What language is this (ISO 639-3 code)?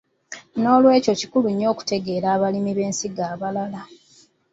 lug